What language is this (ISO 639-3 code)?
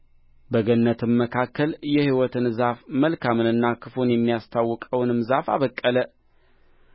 amh